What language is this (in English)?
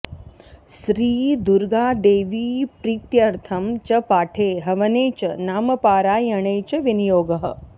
Sanskrit